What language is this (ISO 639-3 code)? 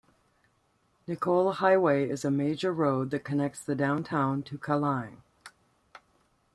eng